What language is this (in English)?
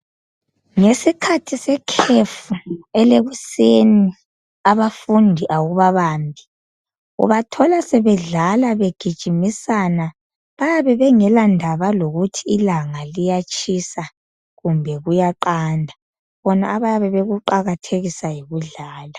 North Ndebele